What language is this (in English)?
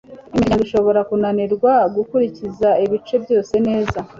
Kinyarwanda